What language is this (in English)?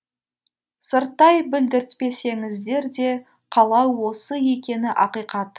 Kazakh